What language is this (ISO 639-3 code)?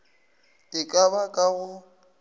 nso